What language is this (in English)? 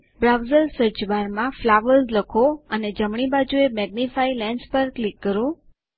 Gujarati